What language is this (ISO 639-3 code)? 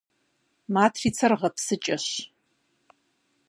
kbd